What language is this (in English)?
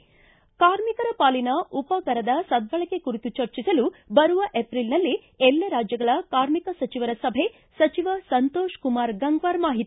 Kannada